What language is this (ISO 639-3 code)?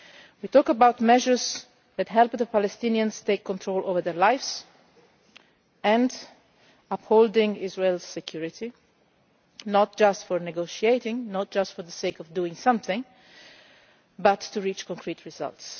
eng